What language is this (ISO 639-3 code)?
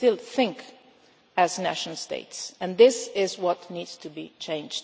eng